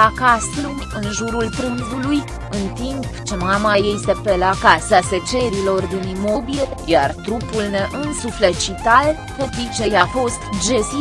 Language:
Romanian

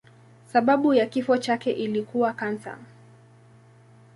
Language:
Swahili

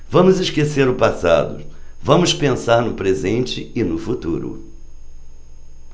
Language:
Portuguese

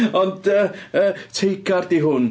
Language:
Welsh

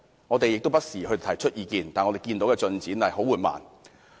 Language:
Cantonese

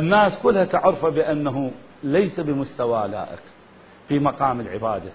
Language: Arabic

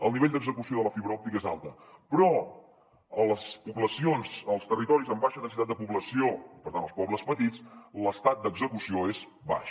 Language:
Catalan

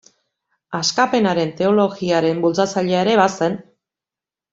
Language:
Basque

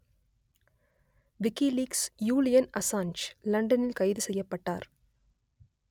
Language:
Tamil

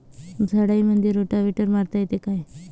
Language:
Marathi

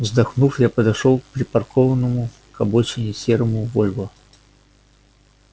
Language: Russian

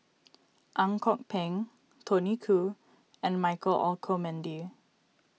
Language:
English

